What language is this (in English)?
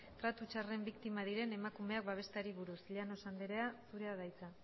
Basque